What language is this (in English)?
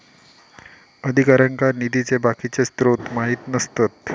Marathi